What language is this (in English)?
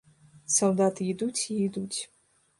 Belarusian